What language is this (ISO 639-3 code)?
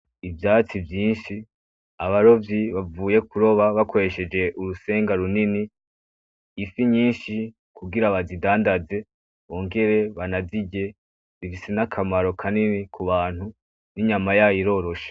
run